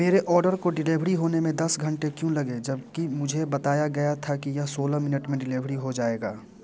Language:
Hindi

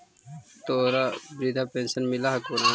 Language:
Magahi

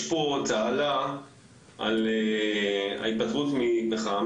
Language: Hebrew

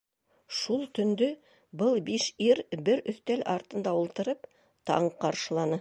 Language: Bashkir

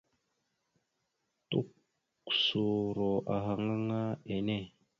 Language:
Mada (Cameroon)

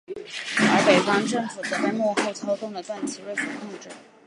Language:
Chinese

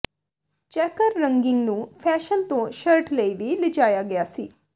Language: Punjabi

